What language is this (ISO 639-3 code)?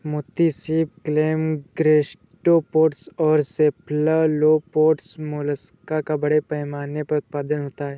hin